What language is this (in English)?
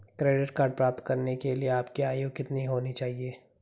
Hindi